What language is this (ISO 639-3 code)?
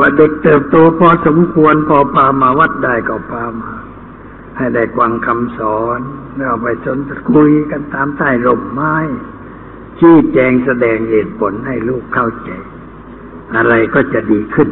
tha